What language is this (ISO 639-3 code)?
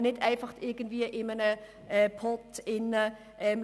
gsw